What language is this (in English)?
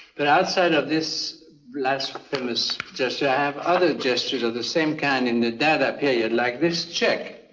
English